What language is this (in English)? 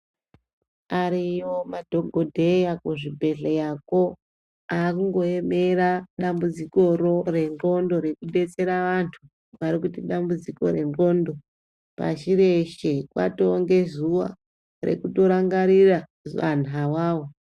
Ndau